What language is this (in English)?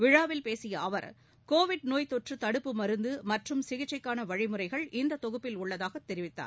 Tamil